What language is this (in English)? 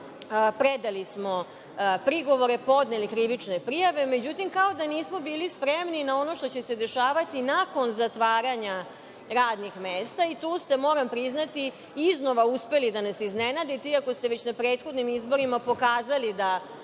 Serbian